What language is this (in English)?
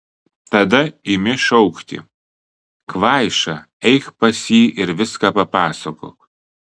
Lithuanian